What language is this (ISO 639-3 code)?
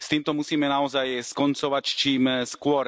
slk